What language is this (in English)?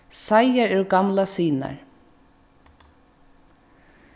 Faroese